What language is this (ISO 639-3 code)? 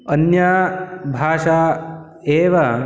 san